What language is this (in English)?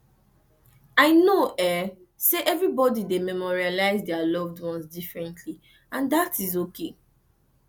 Nigerian Pidgin